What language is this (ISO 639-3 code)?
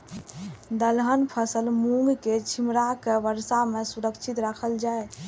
mai